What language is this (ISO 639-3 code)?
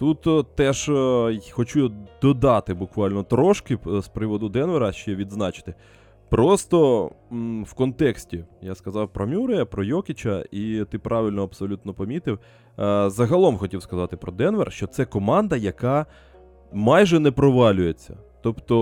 ukr